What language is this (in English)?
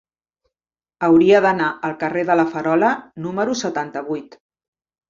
Catalan